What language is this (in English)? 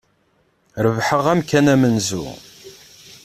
Kabyle